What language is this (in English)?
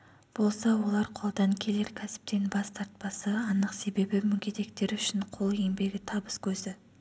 Kazakh